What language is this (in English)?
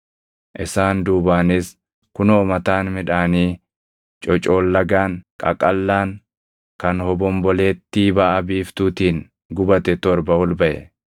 Oromo